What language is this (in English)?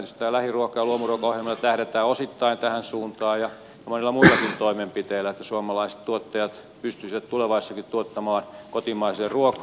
Finnish